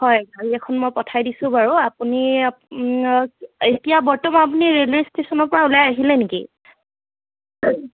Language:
Assamese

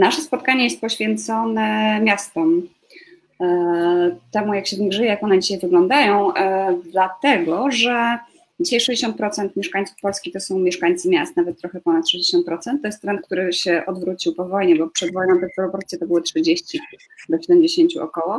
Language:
Polish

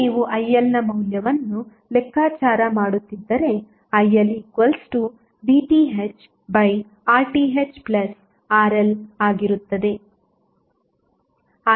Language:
Kannada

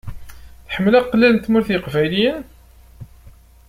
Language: Kabyle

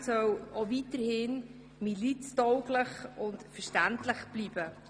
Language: Swiss German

